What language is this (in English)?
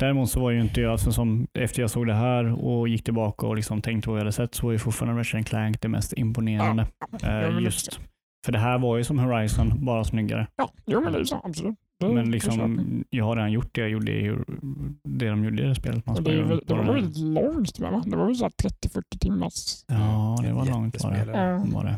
Swedish